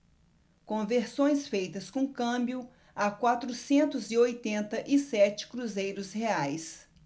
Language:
Portuguese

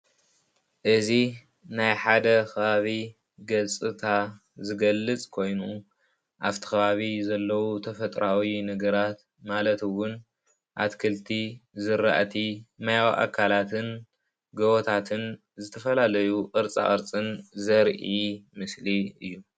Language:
Tigrinya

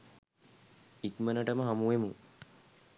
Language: Sinhala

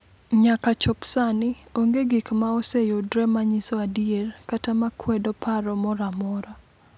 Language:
Luo (Kenya and Tanzania)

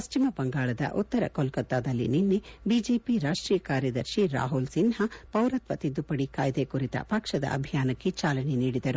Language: Kannada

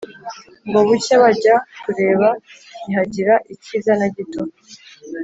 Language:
Kinyarwanda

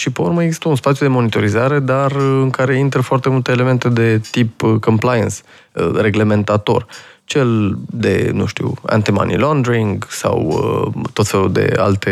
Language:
Romanian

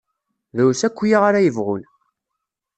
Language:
Kabyle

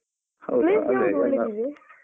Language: Kannada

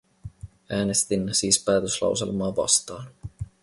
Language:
Finnish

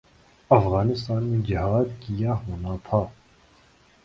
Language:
Urdu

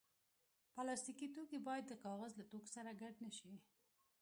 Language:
Pashto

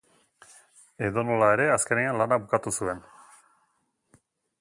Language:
Basque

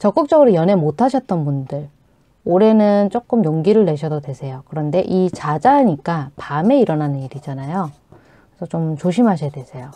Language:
Korean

